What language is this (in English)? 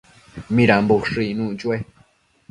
Matsés